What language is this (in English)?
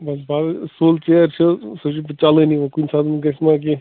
Kashmiri